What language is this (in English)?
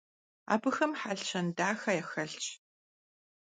Kabardian